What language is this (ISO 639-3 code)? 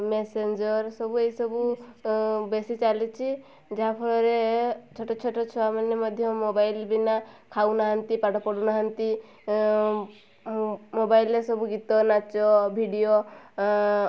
ori